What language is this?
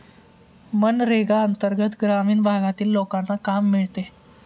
Marathi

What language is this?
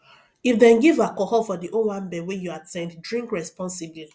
Nigerian Pidgin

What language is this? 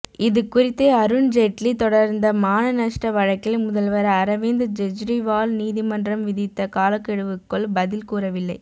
Tamil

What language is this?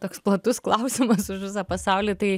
Lithuanian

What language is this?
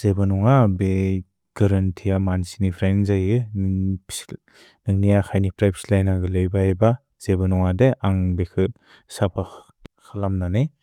Bodo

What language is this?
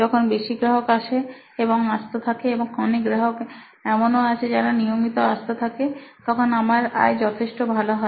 Bangla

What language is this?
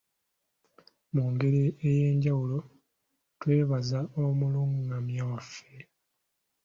Ganda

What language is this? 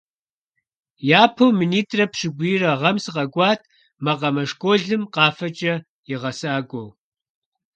Kabardian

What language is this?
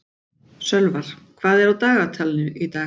Icelandic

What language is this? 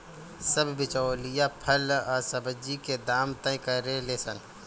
Bhojpuri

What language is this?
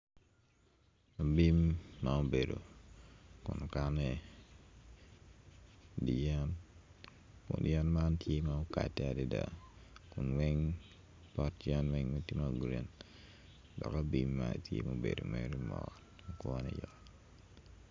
Acoli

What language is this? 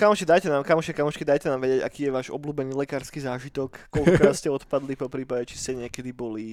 Slovak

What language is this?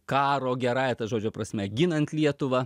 Lithuanian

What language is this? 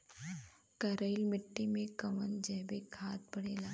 Bhojpuri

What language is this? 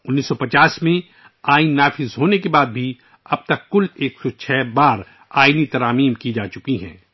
Urdu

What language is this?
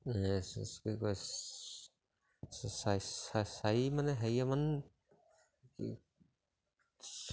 Assamese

